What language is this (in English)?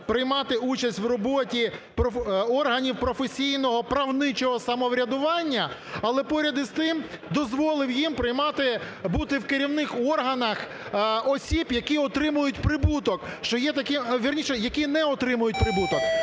Ukrainian